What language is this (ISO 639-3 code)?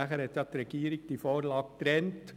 gsw